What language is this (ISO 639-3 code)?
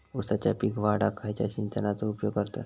mar